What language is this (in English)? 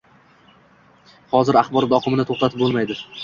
Uzbek